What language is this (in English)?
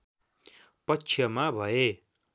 Nepali